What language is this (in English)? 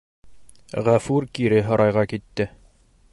Bashkir